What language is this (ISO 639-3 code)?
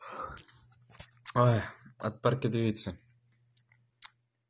rus